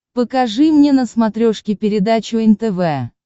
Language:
Russian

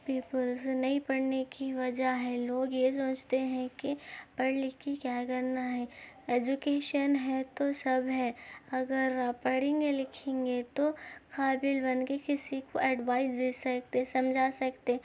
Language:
Urdu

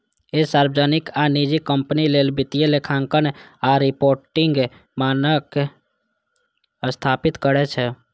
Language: Maithili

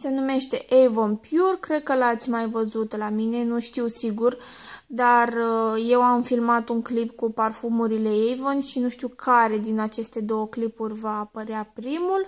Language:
Romanian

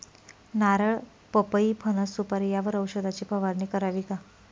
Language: Marathi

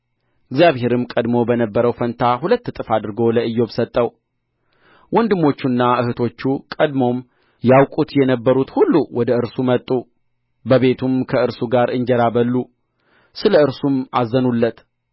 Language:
Amharic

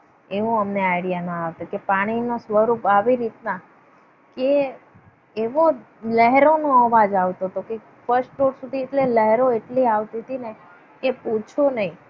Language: Gujarati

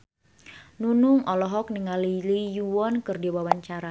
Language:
Sundanese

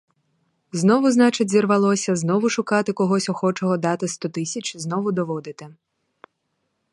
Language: Ukrainian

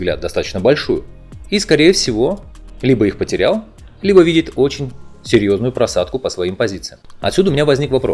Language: Russian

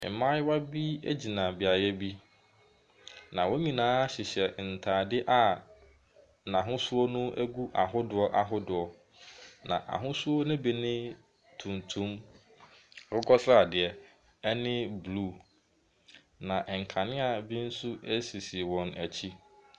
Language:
Akan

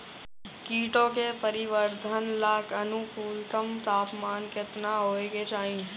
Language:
Bhojpuri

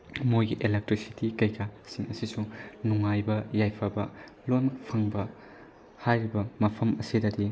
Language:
Manipuri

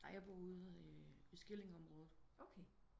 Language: Danish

